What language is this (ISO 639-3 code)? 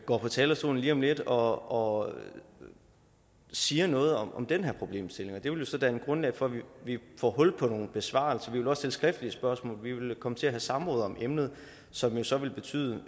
dan